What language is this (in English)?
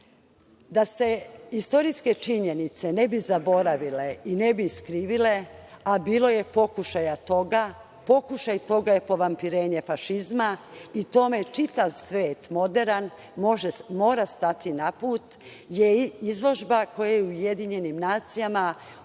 Serbian